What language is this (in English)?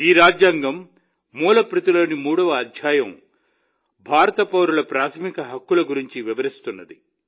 Telugu